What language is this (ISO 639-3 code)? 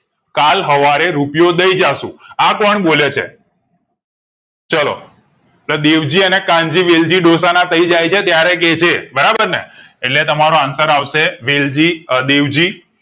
guj